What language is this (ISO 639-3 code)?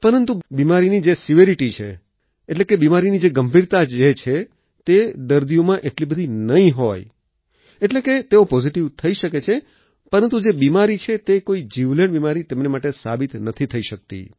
guj